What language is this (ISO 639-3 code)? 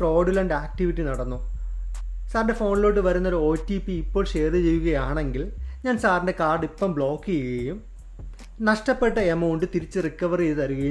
mal